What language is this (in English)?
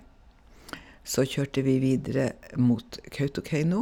Norwegian